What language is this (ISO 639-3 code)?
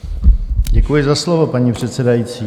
ces